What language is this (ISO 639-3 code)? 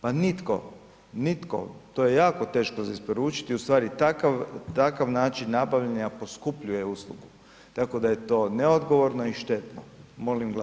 hrv